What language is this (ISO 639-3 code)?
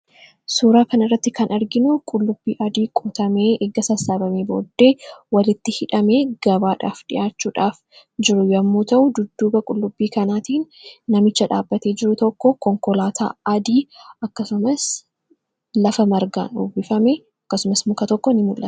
orm